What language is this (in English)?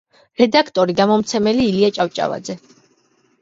Georgian